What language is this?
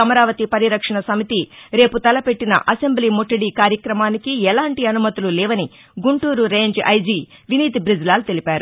Telugu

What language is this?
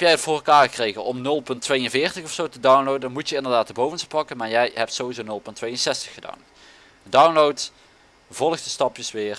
Dutch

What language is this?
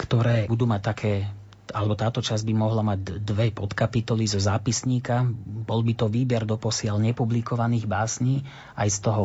Slovak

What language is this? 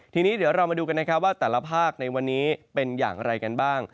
Thai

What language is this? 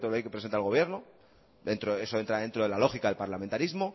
Spanish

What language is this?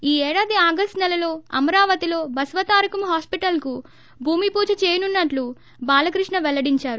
Telugu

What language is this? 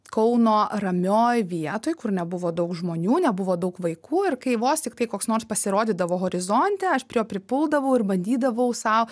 Lithuanian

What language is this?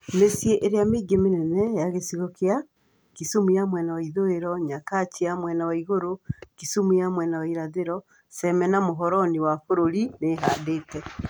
Kikuyu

